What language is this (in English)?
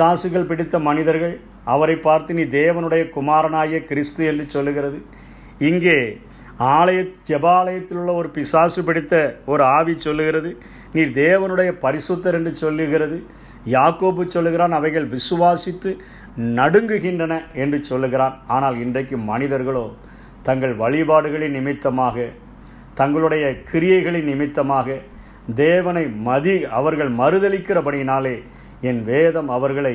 Tamil